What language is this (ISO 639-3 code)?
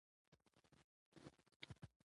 pus